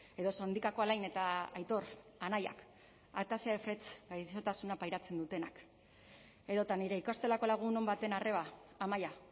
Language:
Basque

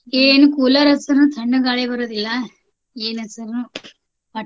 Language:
Kannada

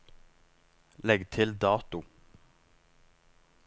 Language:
Norwegian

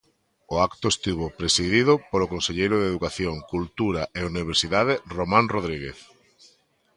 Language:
Galician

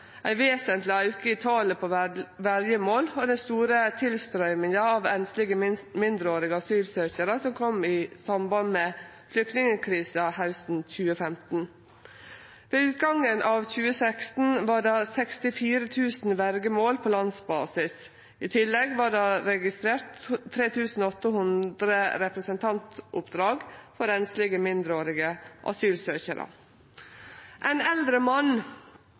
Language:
Norwegian Nynorsk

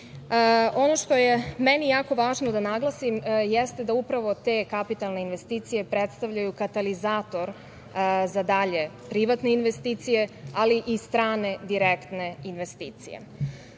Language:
Serbian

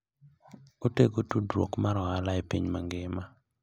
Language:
Luo (Kenya and Tanzania)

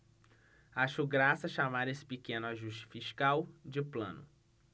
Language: Portuguese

